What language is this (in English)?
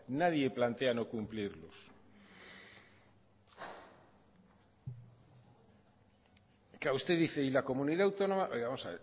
Spanish